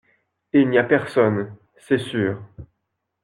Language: French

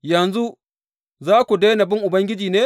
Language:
Hausa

